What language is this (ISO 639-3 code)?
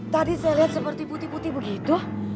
ind